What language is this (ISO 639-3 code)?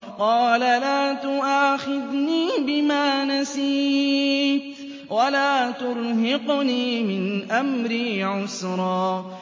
ara